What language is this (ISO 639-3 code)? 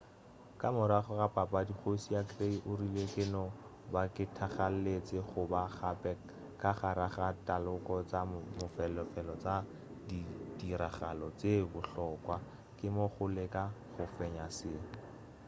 nso